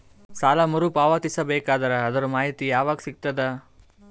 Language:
Kannada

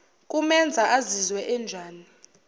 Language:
Zulu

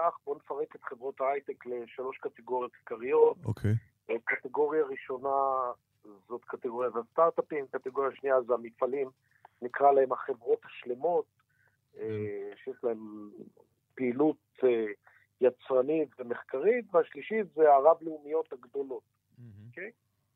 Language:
Hebrew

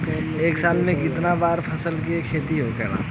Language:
Bhojpuri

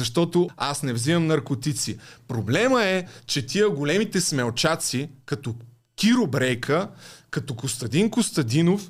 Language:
Bulgarian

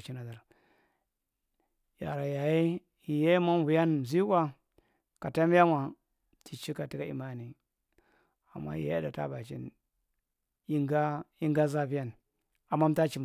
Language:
Marghi Central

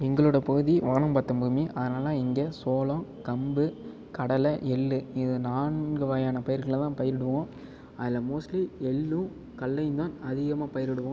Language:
Tamil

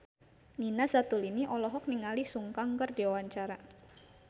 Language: Sundanese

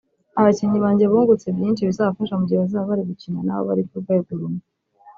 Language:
Kinyarwanda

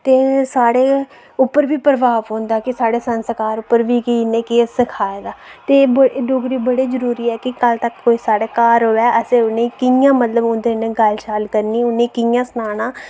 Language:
Dogri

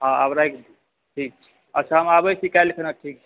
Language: Maithili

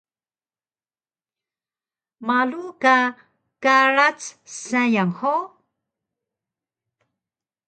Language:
Taroko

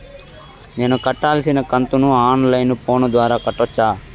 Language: Telugu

